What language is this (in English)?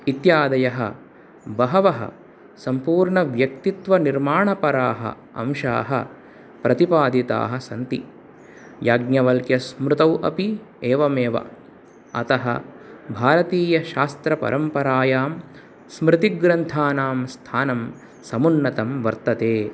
Sanskrit